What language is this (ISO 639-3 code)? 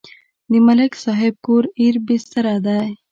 pus